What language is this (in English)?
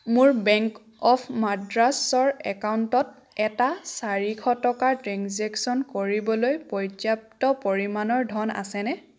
Assamese